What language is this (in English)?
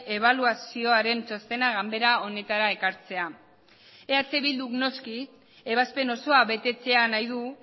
Basque